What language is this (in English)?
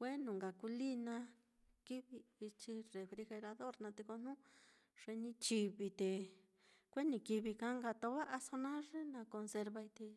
Mitlatongo Mixtec